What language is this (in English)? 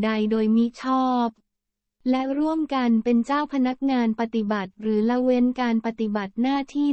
Thai